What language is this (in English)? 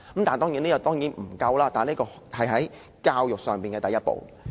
Cantonese